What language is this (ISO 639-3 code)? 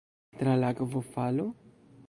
epo